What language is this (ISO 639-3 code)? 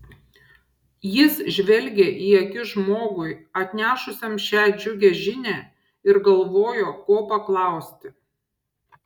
lit